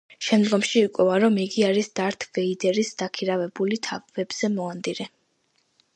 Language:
Georgian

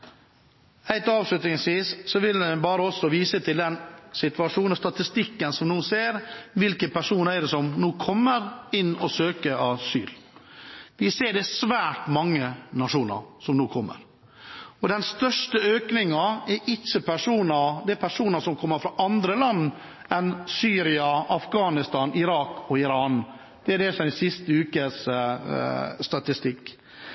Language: Norwegian Bokmål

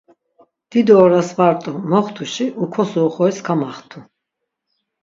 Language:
Laz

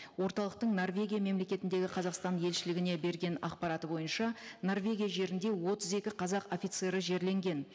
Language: Kazakh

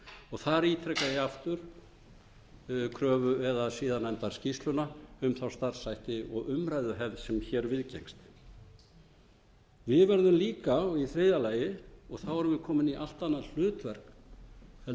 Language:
Icelandic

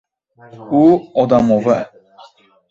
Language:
Uzbek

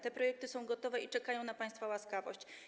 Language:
Polish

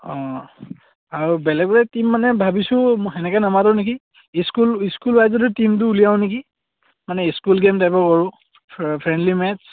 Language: Assamese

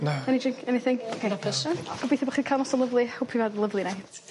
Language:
Welsh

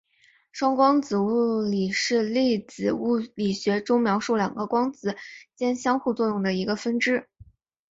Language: Chinese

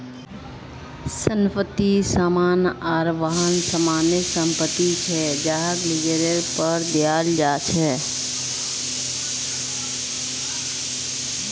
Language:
Magahi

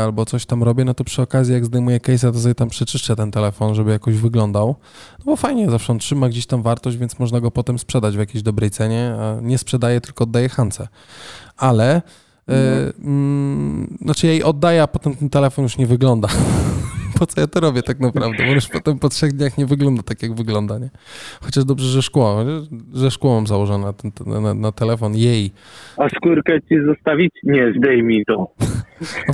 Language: Polish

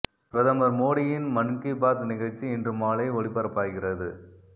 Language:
Tamil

